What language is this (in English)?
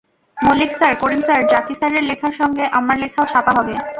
Bangla